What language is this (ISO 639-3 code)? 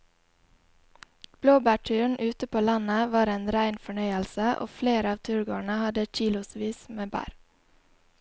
nor